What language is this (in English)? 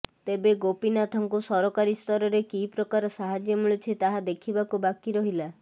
Odia